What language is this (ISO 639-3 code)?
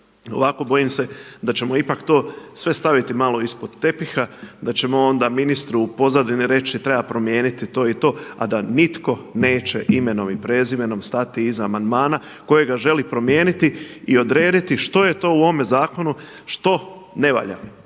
hrv